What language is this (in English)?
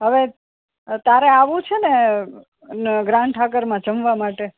Gujarati